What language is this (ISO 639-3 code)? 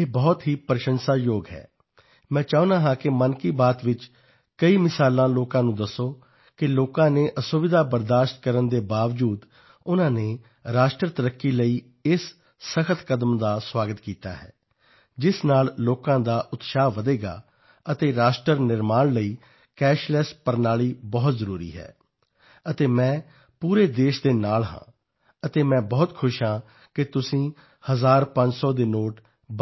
pan